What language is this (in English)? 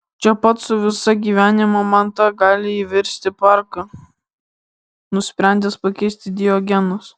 Lithuanian